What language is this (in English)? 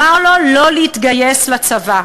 Hebrew